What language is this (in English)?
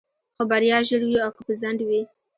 Pashto